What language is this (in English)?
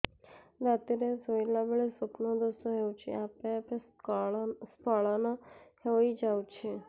Odia